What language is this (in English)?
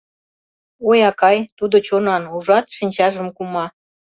Mari